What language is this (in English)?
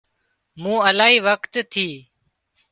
Wadiyara Koli